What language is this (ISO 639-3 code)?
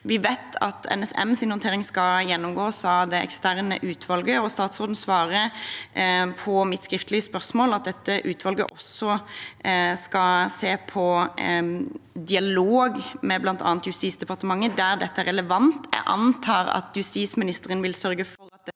nor